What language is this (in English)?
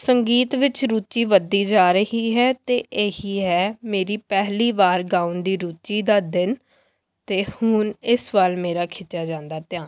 Punjabi